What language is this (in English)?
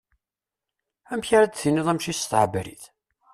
Kabyle